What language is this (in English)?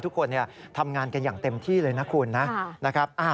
Thai